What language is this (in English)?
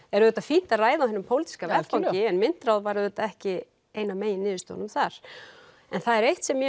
Icelandic